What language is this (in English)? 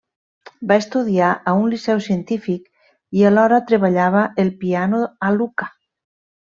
Catalan